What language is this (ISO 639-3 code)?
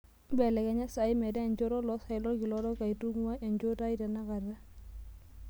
mas